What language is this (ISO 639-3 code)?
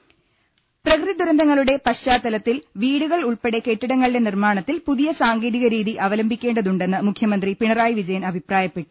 mal